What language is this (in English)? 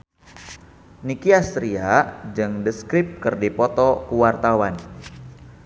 Sundanese